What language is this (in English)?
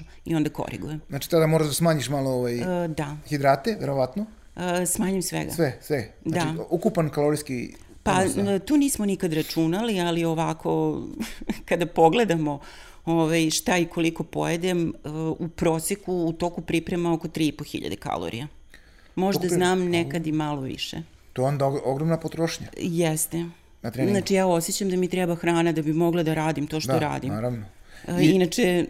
Croatian